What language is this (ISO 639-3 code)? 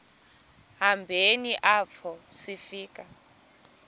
xho